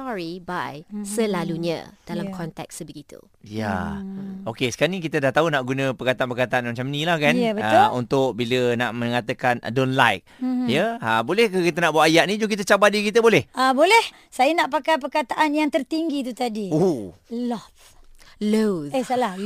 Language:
Malay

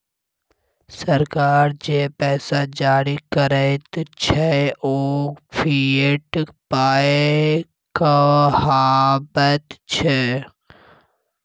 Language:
Maithili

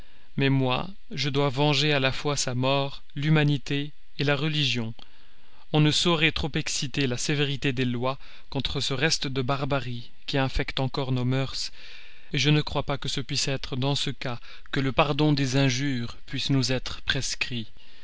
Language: French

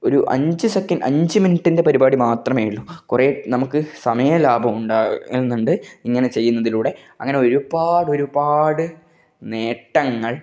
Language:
Malayalam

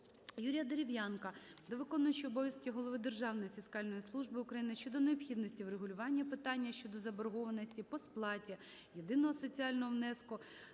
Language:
Ukrainian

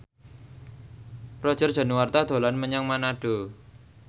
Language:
Javanese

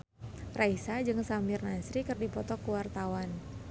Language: Sundanese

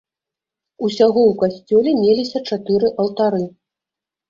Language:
Belarusian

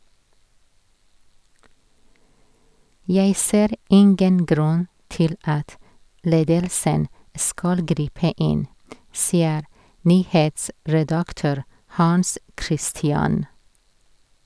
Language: Norwegian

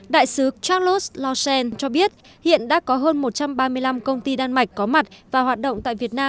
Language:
Vietnamese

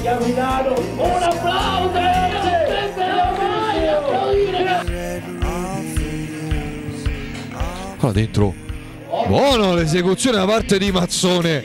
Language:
Italian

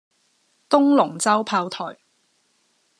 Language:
Cantonese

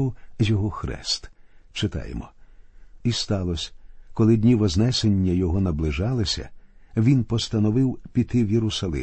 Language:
Ukrainian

